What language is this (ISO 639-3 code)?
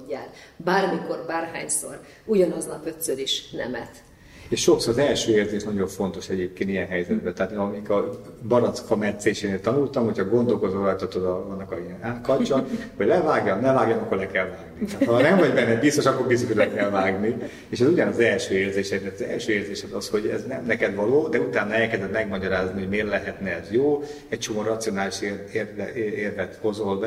hun